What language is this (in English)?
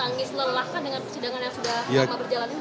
Indonesian